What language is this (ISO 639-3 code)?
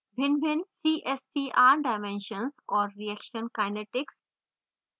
hin